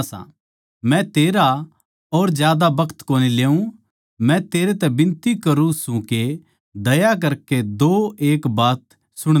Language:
Haryanvi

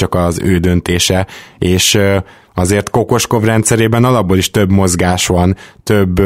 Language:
Hungarian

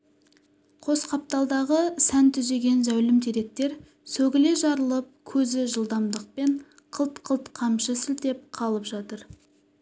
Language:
Kazakh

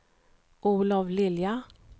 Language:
Swedish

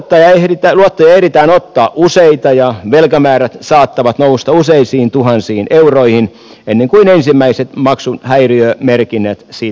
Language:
Finnish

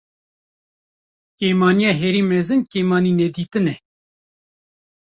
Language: Kurdish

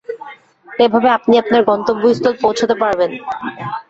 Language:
Bangla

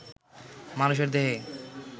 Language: Bangla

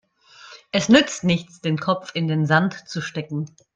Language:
German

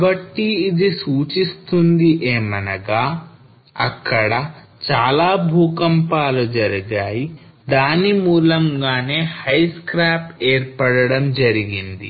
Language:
Telugu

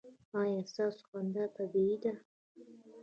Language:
Pashto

